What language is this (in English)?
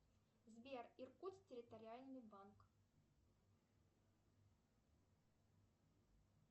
Russian